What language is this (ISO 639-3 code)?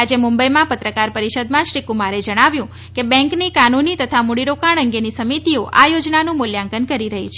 guj